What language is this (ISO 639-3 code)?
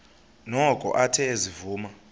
xho